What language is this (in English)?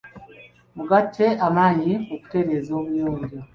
Ganda